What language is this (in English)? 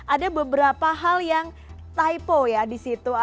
Indonesian